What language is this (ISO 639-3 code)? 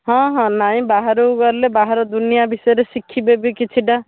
ori